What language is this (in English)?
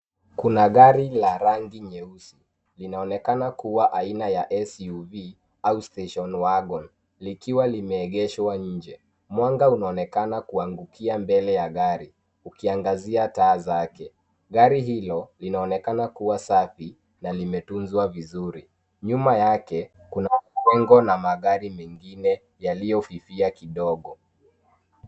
Swahili